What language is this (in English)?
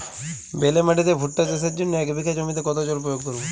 Bangla